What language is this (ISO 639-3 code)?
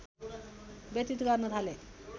nep